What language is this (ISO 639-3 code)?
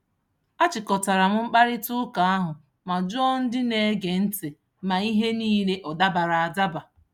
ibo